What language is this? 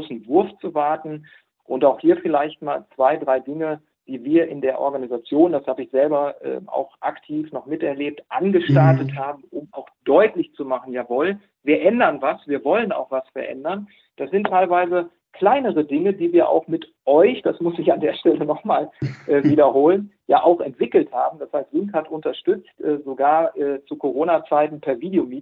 German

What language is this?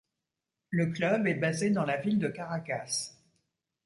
French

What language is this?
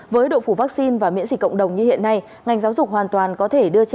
Vietnamese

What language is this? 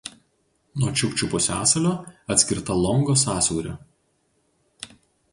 Lithuanian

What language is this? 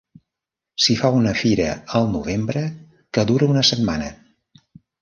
Catalan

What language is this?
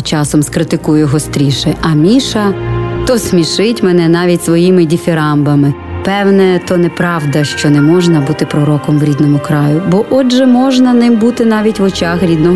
Ukrainian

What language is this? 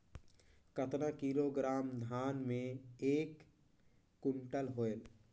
Chhattisgarhi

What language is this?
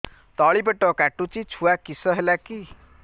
Odia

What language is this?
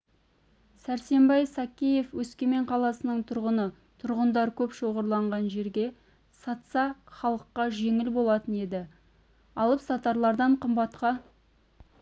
Kazakh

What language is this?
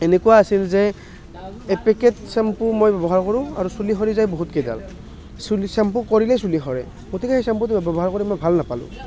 Assamese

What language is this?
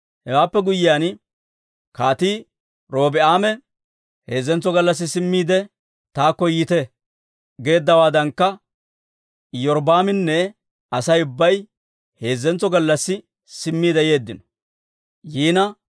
Dawro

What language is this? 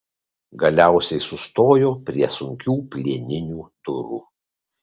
Lithuanian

